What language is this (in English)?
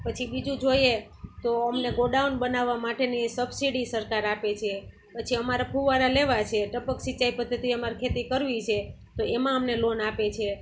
Gujarati